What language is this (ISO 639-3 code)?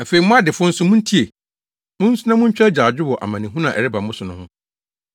aka